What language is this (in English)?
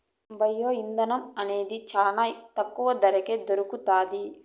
Telugu